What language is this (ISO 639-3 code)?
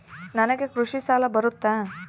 kan